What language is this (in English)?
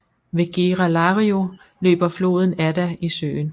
Danish